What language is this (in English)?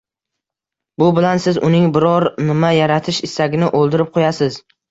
Uzbek